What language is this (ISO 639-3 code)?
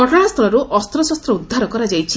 ori